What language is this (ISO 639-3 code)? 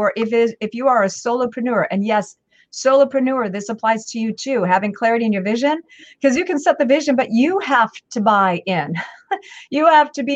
eng